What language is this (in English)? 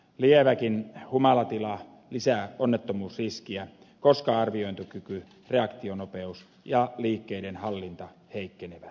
Finnish